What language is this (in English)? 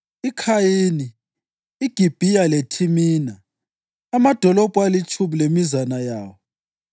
North Ndebele